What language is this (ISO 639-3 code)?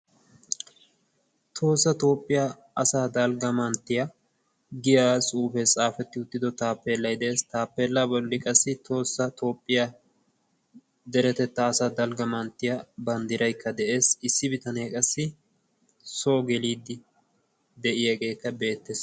wal